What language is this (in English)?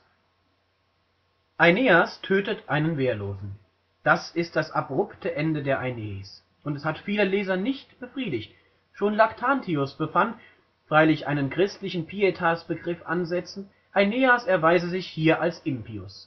German